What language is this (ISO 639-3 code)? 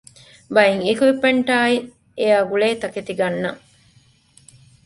div